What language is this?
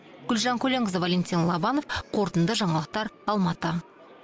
Kazakh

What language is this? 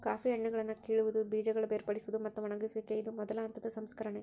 Kannada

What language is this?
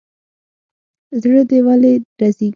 Pashto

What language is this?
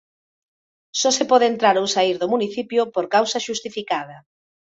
Galician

